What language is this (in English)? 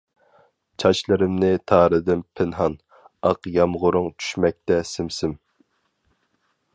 Uyghur